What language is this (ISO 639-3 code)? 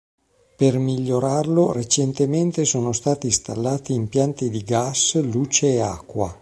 ita